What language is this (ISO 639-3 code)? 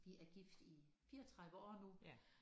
dan